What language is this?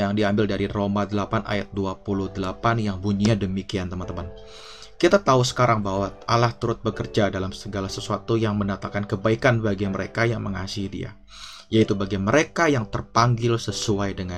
Indonesian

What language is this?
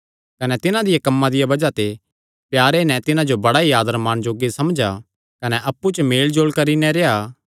Kangri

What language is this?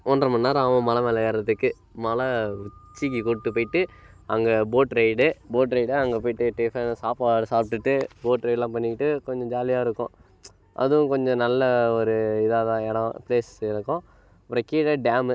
Tamil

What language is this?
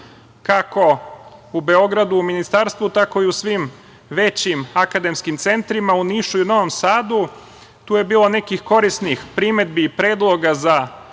Serbian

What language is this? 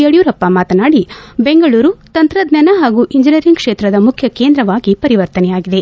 Kannada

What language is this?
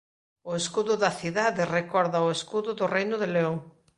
Galician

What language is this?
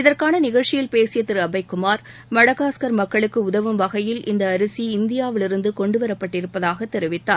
Tamil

